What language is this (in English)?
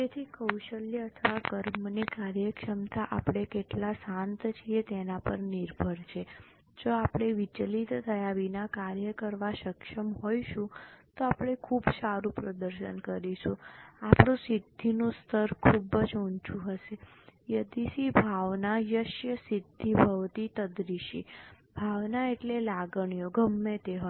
Gujarati